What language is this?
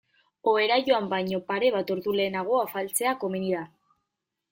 Basque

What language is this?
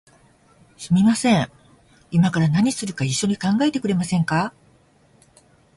Japanese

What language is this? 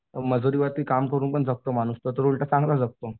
Marathi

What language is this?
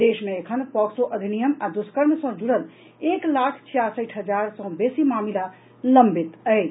Maithili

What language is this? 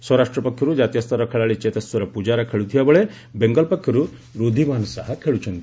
Odia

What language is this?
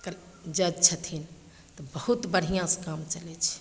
Maithili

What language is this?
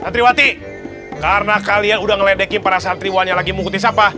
Indonesian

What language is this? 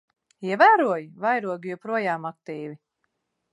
Latvian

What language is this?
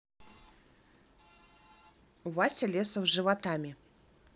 Russian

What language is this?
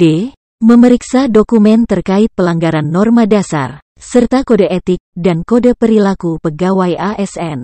Indonesian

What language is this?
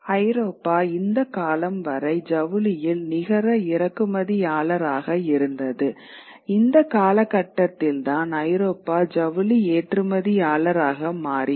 Tamil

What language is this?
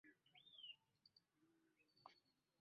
Ganda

